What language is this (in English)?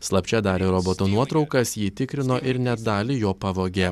Lithuanian